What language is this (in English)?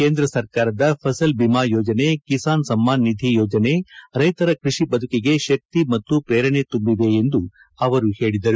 Kannada